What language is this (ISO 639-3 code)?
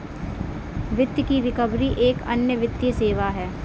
hin